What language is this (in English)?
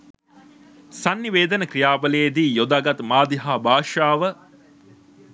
Sinhala